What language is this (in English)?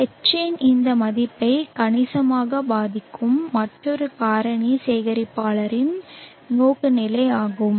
Tamil